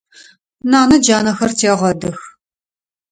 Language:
Adyghe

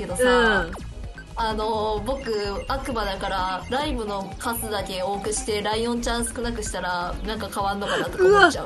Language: Japanese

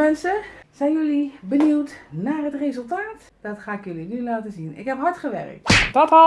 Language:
Dutch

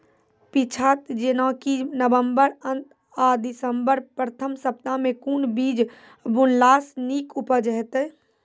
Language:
Maithili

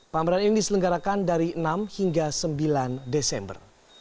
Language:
Indonesian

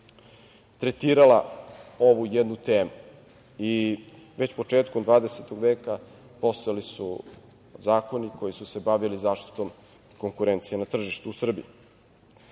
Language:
Serbian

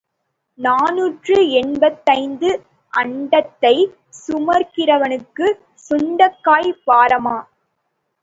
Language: Tamil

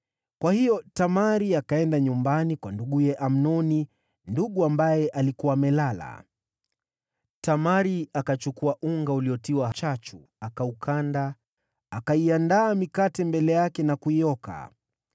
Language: Swahili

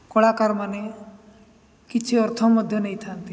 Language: Odia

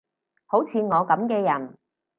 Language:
Cantonese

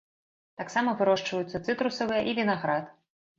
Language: Belarusian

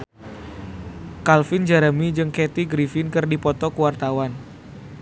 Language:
Sundanese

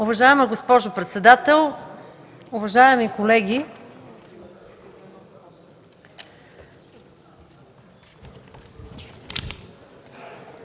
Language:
Bulgarian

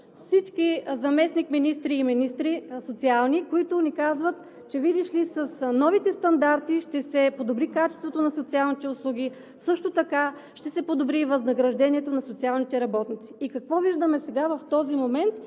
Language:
Bulgarian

